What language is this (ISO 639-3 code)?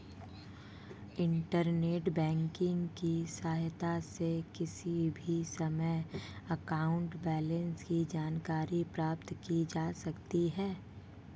hin